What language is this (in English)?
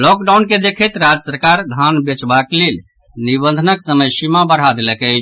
Maithili